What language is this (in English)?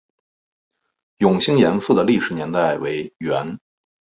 Chinese